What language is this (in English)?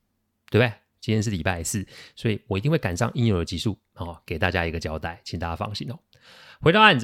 Chinese